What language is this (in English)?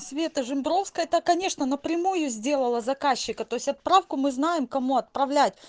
Russian